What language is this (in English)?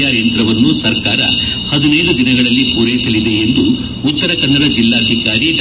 Kannada